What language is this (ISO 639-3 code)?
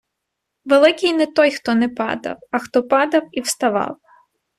ukr